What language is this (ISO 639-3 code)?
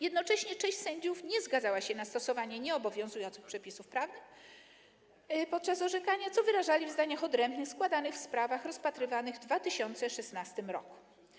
pol